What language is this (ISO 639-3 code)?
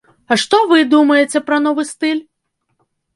bel